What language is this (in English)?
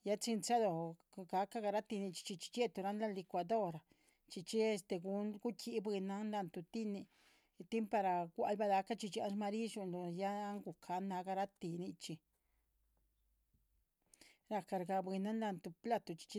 Chichicapan Zapotec